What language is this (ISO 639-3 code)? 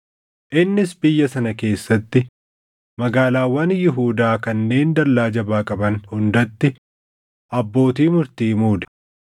orm